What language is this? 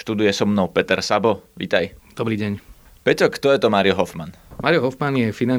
Slovak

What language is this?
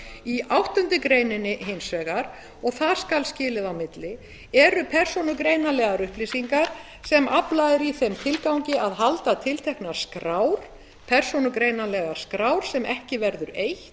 Icelandic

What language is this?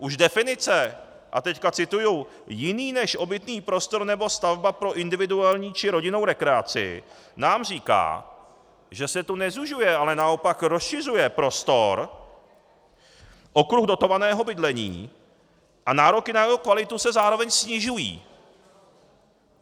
Czech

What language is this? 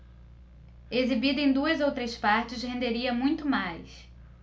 Portuguese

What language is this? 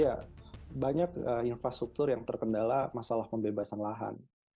Indonesian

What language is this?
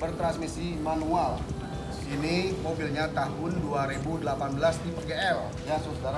Indonesian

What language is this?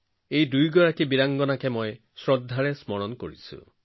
Assamese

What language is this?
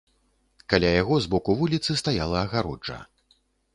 Belarusian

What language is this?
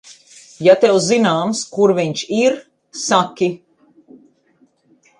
Latvian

